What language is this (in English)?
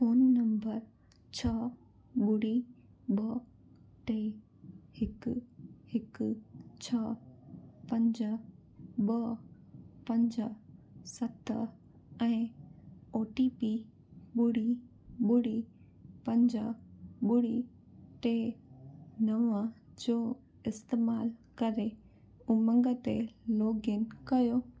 Sindhi